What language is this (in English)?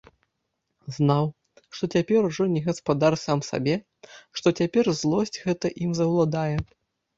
Belarusian